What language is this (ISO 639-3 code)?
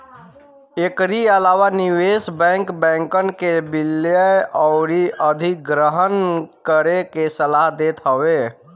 bho